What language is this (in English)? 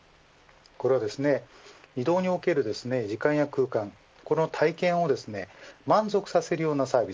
Japanese